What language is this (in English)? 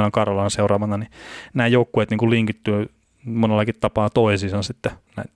Finnish